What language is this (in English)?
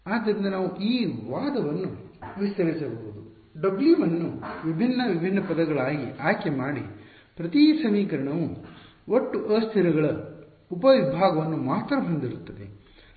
Kannada